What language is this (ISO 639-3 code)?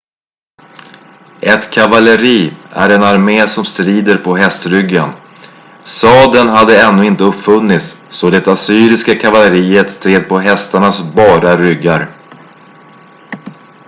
swe